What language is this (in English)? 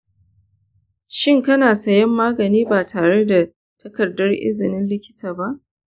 Hausa